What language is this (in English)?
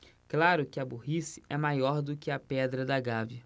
Portuguese